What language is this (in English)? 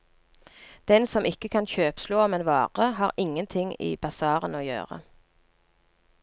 Norwegian